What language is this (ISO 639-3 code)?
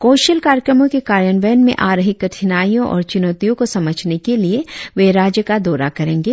hin